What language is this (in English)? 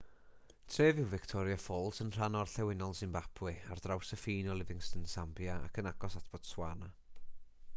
Welsh